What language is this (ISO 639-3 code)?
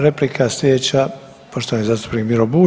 hrv